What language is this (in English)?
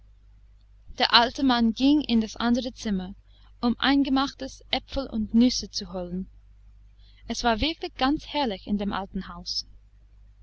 German